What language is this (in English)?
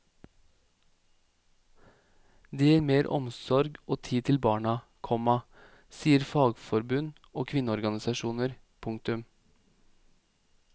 Norwegian